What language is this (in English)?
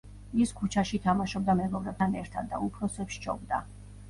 Georgian